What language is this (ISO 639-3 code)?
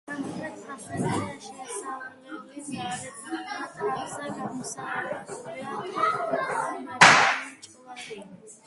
kat